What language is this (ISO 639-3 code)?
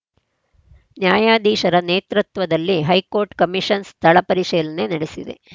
kan